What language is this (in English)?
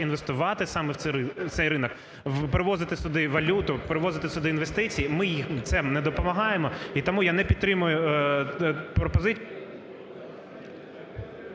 Ukrainian